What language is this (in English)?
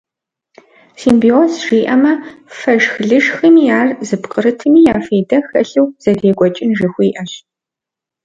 Kabardian